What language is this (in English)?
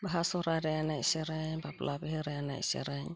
Santali